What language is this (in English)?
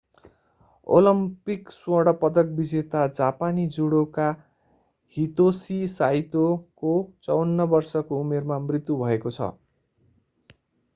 Nepali